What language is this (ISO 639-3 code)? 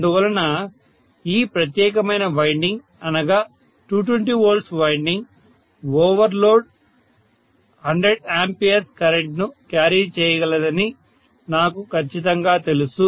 tel